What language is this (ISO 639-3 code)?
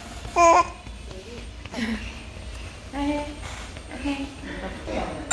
kor